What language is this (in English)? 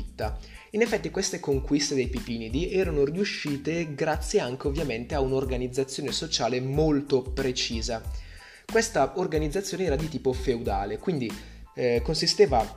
Italian